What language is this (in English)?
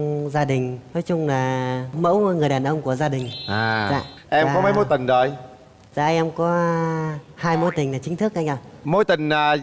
Vietnamese